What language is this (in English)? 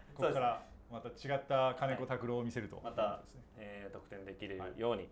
Japanese